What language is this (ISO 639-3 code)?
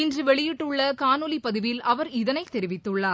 tam